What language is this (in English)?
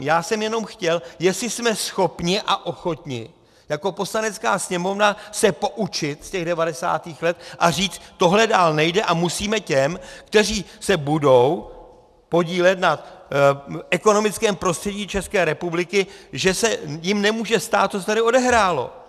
Czech